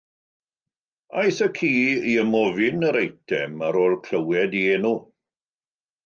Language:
Welsh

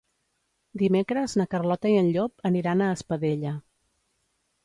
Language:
Catalan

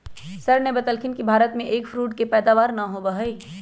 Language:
Magahi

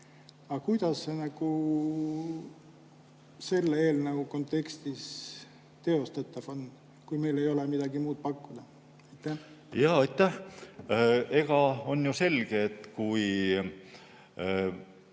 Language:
Estonian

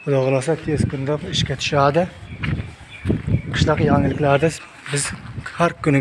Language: Turkish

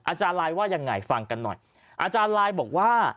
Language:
Thai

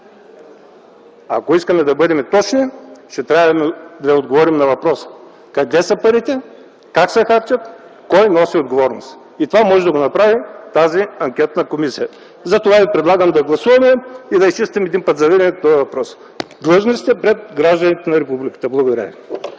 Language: Bulgarian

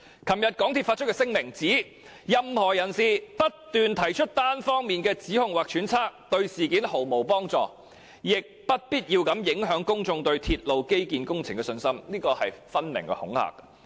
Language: Cantonese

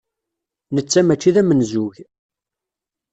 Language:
Kabyle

